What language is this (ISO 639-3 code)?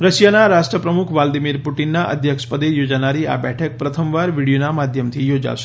guj